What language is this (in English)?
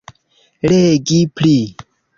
Esperanto